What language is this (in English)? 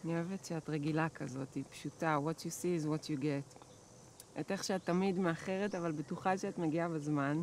Hebrew